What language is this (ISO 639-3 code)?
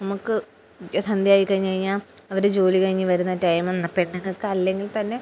mal